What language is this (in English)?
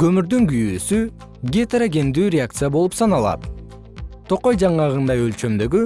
Kyrgyz